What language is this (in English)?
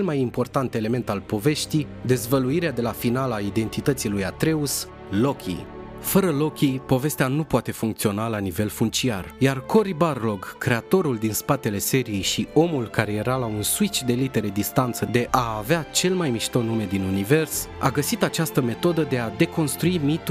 Romanian